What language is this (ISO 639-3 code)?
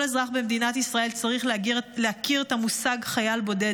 heb